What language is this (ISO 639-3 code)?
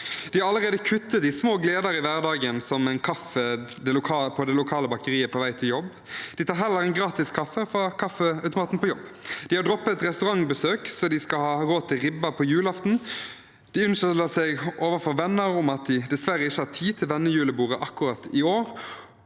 nor